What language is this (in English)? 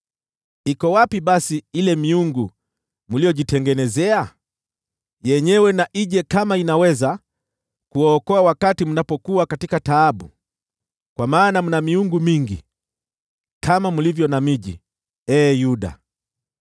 Swahili